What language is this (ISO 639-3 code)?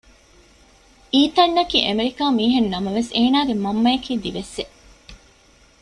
div